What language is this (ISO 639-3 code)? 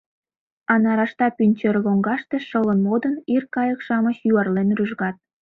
chm